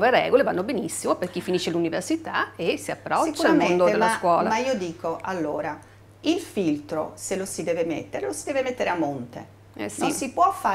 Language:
Italian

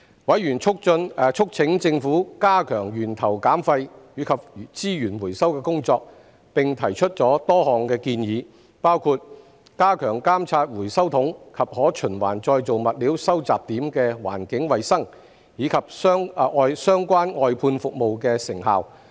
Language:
Cantonese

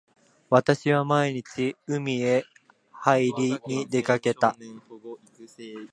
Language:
Japanese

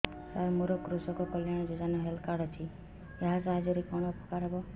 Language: Odia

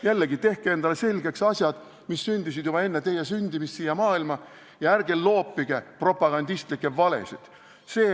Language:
Estonian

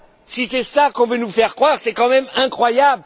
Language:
French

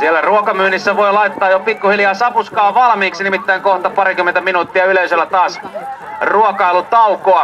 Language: Finnish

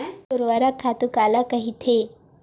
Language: Chhattisgarhi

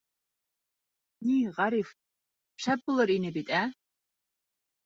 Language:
Bashkir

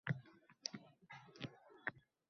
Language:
Uzbek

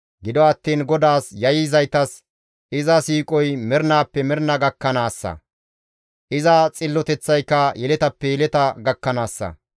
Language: Gamo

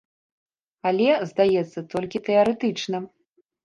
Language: Belarusian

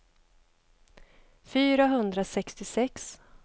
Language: Swedish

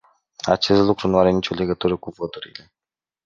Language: Romanian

